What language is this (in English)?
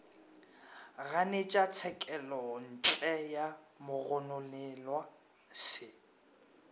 Northern Sotho